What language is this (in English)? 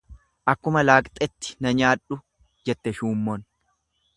Oromo